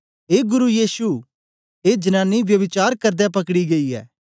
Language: Dogri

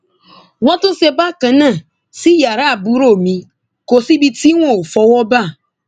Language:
Yoruba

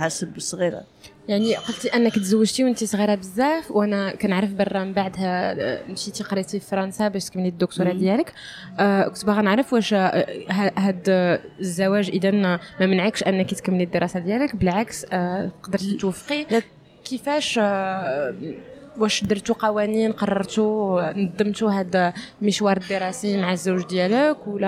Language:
Arabic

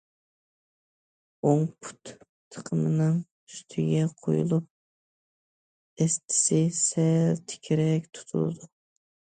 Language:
Uyghur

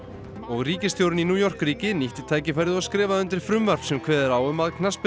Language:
Icelandic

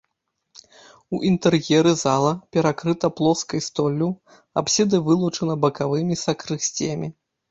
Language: Belarusian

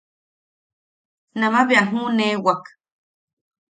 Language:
Yaqui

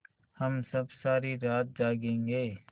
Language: Hindi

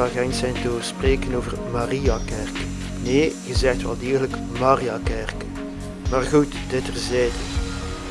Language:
Dutch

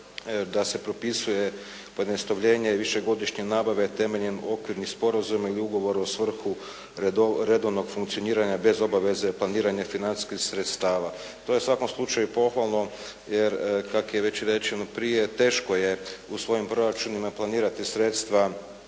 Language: Croatian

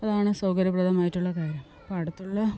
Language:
Malayalam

